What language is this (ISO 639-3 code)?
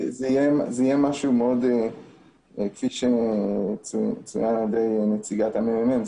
heb